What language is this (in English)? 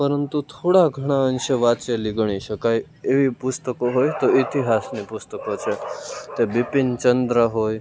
Gujarati